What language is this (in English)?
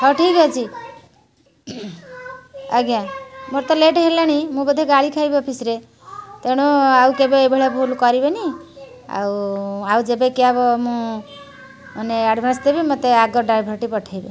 Odia